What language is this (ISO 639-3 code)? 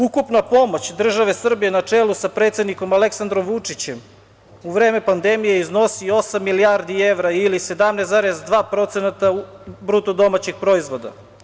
srp